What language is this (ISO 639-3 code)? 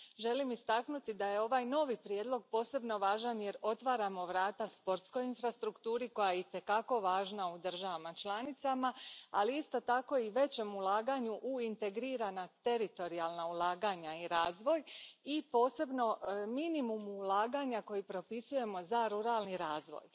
hrv